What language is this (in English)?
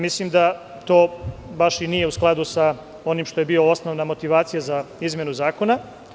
Serbian